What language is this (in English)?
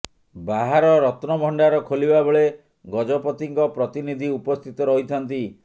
Odia